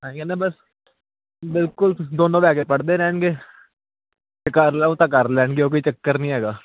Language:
Punjabi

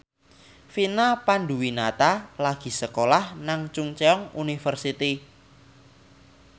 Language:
Javanese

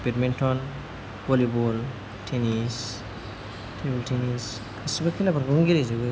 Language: Bodo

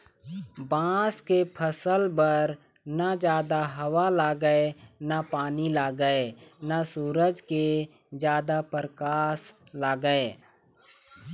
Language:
Chhattisgarhi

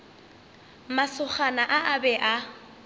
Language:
Northern Sotho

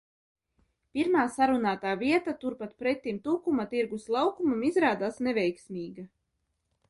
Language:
Latvian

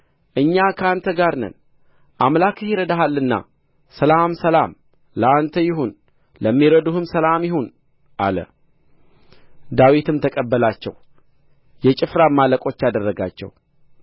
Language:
Amharic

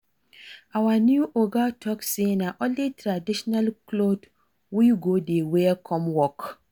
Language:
Nigerian Pidgin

